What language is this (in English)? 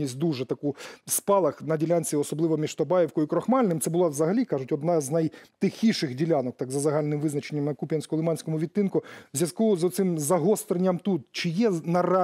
Ukrainian